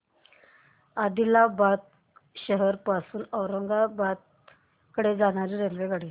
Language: Marathi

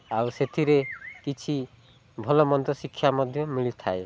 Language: Odia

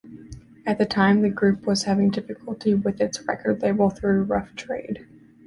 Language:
English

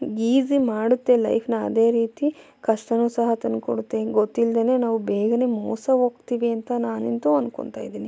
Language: Kannada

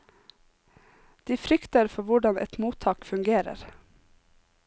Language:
Norwegian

